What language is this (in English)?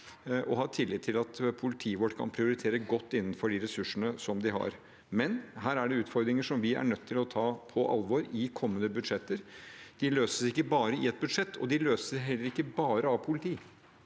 Norwegian